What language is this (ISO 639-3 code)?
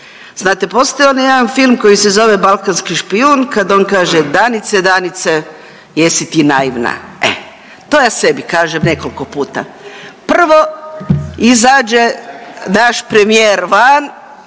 hrv